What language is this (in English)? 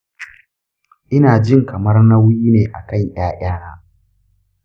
Hausa